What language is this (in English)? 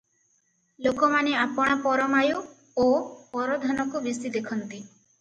Odia